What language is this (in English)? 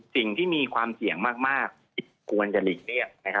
Thai